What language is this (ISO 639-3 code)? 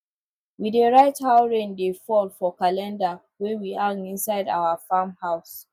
pcm